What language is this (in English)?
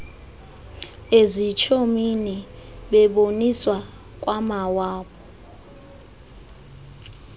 Xhosa